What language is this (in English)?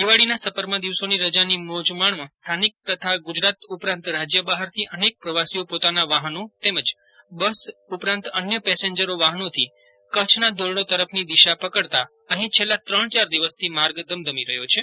Gujarati